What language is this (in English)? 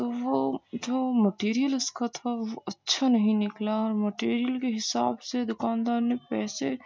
Urdu